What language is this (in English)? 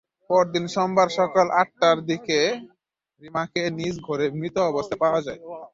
Bangla